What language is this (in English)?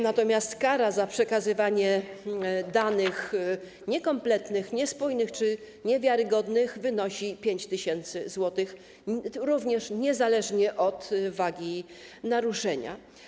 Polish